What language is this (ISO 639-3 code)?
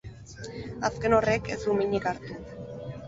eus